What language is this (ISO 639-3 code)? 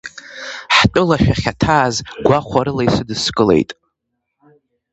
abk